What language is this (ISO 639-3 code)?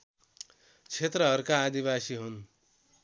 nep